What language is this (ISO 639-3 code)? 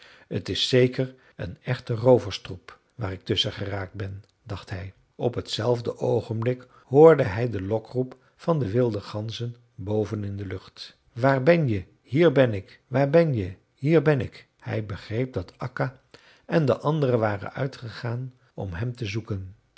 nld